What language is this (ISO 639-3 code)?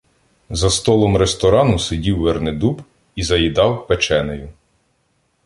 ukr